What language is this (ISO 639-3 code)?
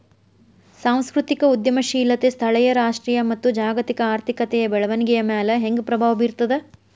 kan